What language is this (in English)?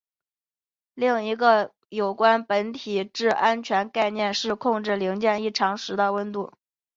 Chinese